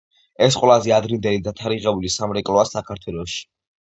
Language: Georgian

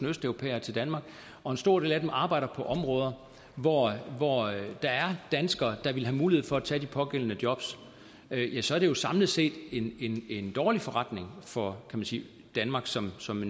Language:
Danish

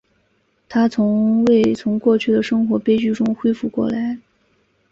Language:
Chinese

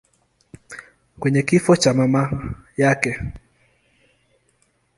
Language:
Swahili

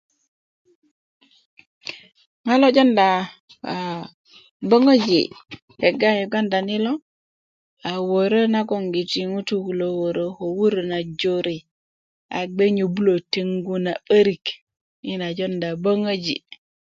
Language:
Kuku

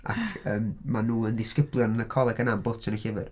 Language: Welsh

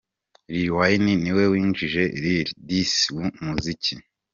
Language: Kinyarwanda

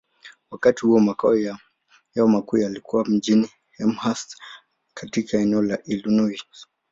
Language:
Swahili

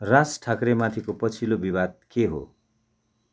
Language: Nepali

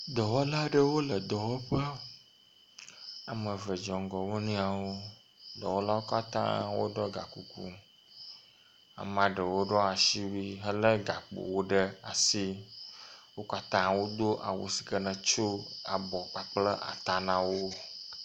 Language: Ewe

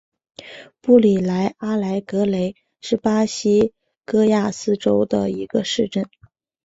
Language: Chinese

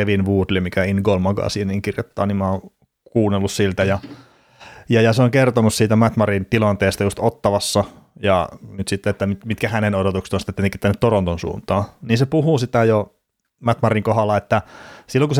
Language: Finnish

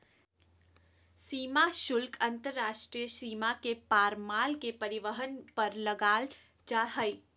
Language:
Magahi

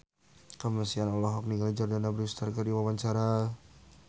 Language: Sundanese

